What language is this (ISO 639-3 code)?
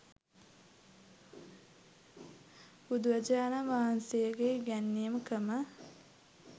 sin